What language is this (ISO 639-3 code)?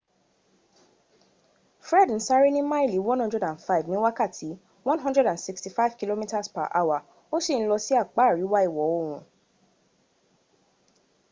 yor